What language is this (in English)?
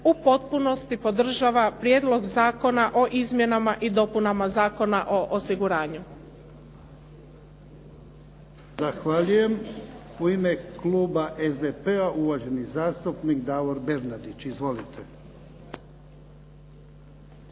Croatian